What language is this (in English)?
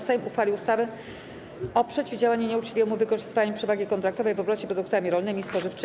Polish